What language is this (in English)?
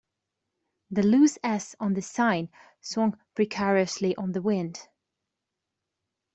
English